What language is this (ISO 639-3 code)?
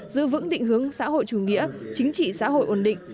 vie